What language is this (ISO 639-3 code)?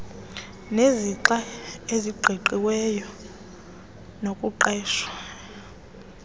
xho